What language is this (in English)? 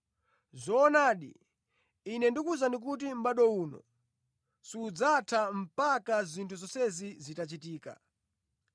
Nyanja